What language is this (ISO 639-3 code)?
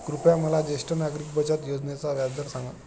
mar